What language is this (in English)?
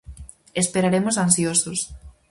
Galician